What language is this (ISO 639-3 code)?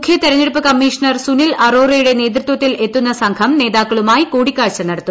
mal